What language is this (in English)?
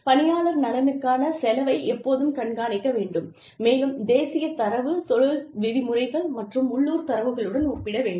Tamil